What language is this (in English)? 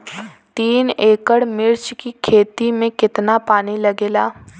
Bhojpuri